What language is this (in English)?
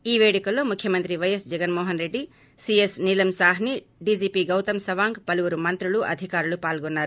Telugu